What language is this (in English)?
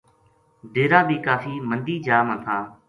Gujari